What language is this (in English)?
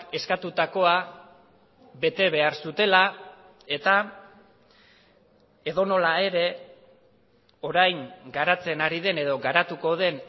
Basque